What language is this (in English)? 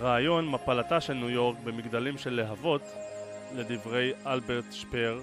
Hebrew